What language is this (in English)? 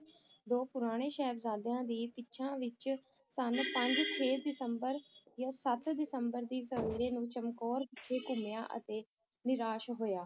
Punjabi